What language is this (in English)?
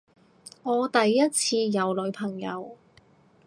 Cantonese